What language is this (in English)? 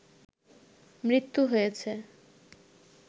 Bangla